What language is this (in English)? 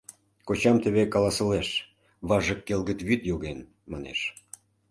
Mari